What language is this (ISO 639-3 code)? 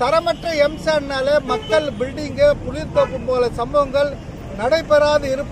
hin